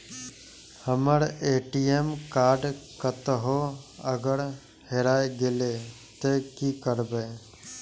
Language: Maithili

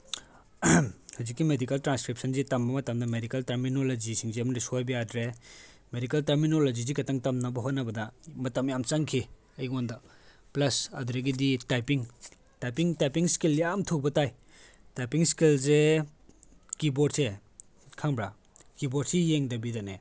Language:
Manipuri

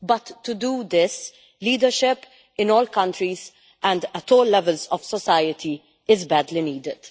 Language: English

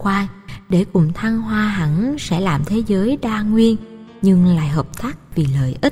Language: Vietnamese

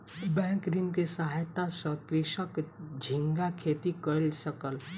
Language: Maithili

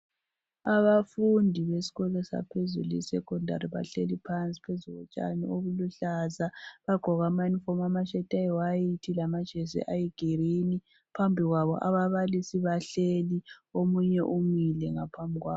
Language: North Ndebele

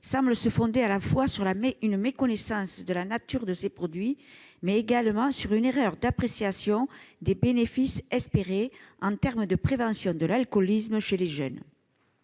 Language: French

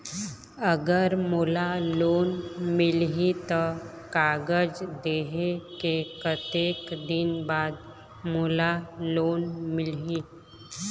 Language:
Chhattisgarhi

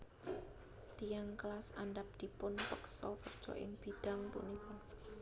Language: Javanese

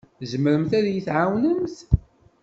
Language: Kabyle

